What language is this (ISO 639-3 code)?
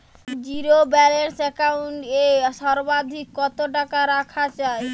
ben